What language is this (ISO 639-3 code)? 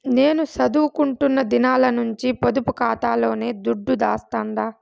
tel